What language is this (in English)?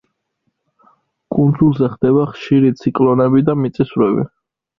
Georgian